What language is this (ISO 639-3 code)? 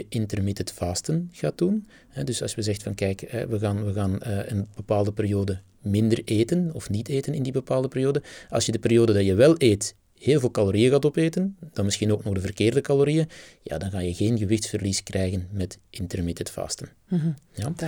nld